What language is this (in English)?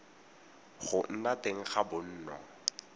Tswana